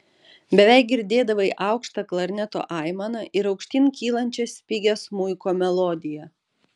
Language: Lithuanian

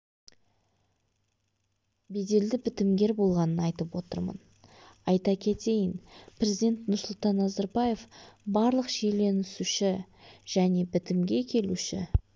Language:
Kazakh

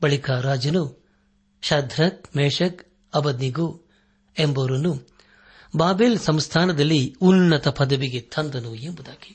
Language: Kannada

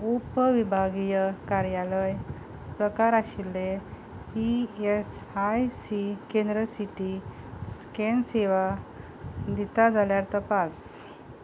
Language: Konkani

